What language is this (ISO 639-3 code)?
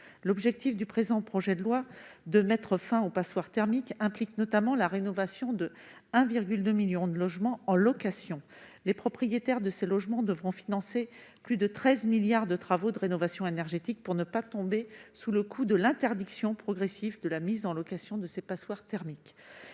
fra